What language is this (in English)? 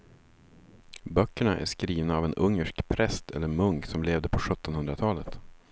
Swedish